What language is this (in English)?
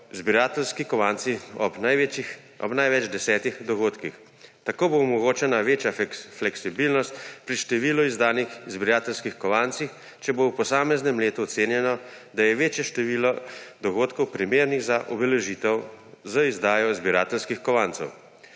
Slovenian